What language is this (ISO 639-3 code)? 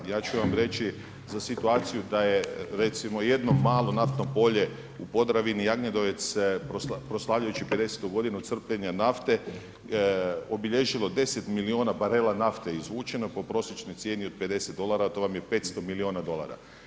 hrv